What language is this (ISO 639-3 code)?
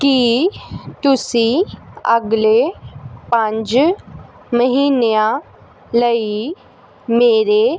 pan